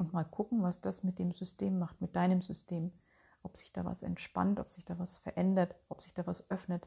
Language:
German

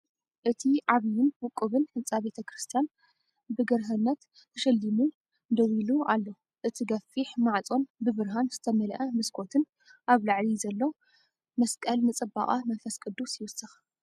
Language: Tigrinya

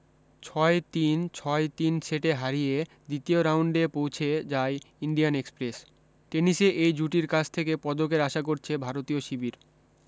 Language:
Bangla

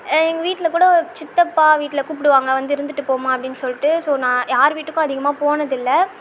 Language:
Tamil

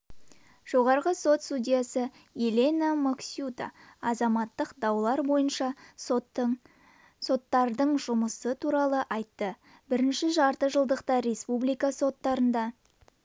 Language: Kazakh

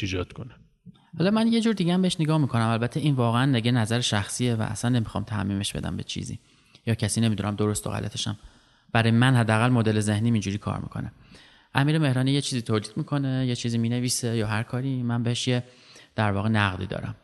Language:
Persian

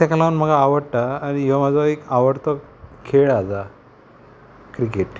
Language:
Konkani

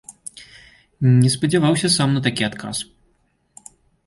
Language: Belarusian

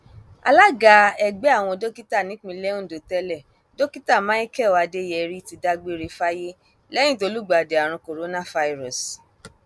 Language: Yoruba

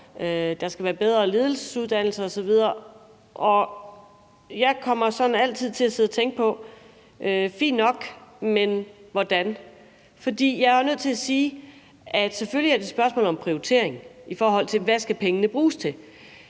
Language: Danish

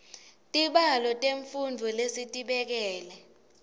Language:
Swati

